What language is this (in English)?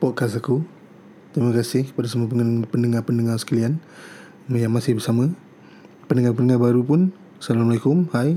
Malay